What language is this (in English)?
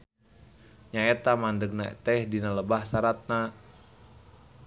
Sundanese